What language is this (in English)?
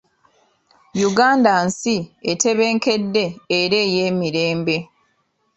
Ganda